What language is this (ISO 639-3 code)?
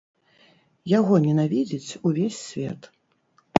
bel